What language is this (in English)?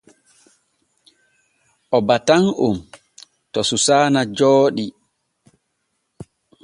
Borgu Fulfulde